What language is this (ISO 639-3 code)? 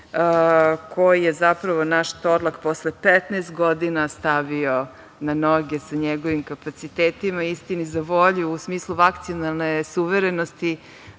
srp